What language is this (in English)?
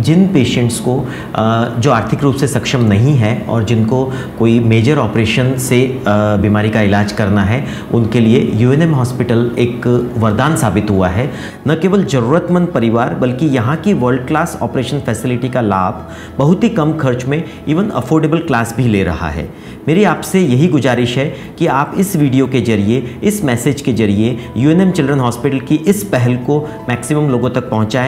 Hindi